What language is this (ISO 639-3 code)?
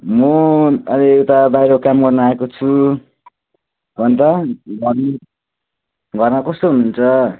nep